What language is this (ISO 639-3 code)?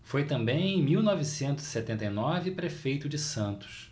por